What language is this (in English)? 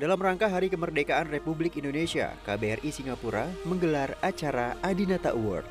Indonesian